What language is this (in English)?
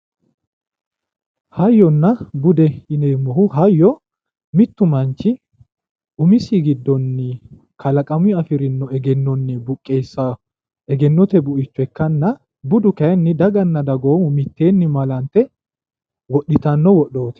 Sidamo